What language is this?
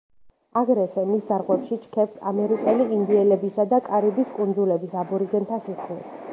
Georgian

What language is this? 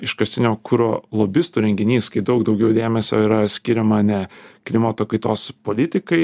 Lithuanian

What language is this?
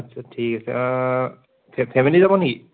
Assamese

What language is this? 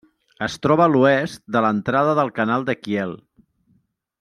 Catalan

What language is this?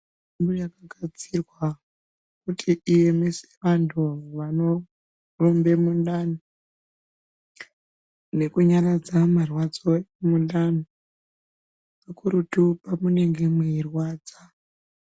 Ndau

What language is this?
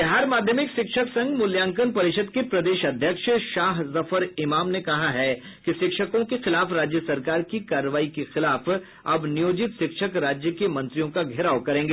Hindi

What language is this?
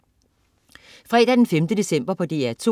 Danish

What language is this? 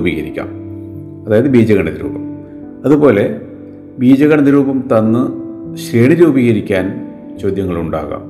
Malayalam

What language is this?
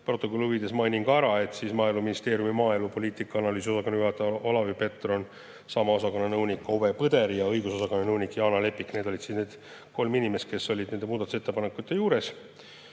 Estonian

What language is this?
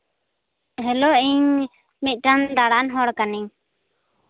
Santali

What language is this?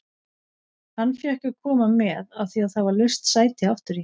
Icelandic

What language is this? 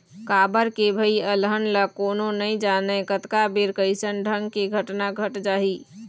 Chhattisgarhi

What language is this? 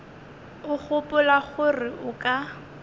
Northern Sotho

